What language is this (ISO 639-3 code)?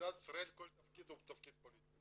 heb